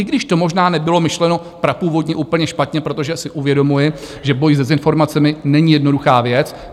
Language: Czech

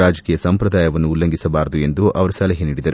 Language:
Kannada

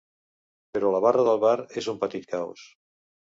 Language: Catalan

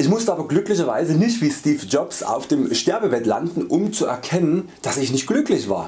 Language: German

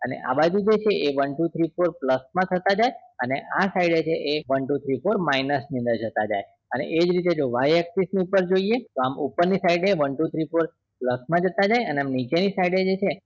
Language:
Gujarati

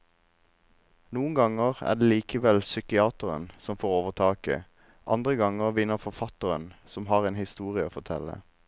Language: Norwegian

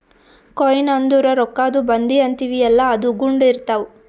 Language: Kannada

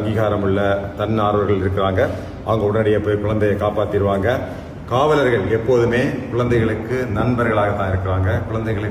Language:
Tamil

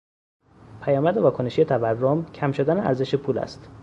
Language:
Persian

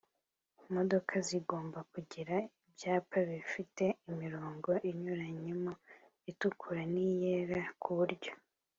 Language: Kinyarwanda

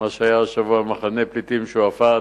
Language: Hebrew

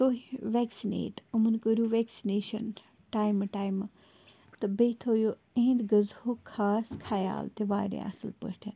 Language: Kashmiri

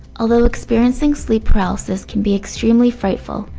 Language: English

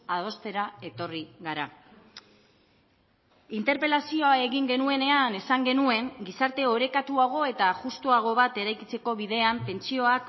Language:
Basque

